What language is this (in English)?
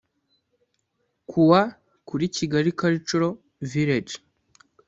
Kinyarwanda